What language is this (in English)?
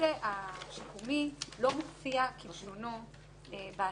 Hebrew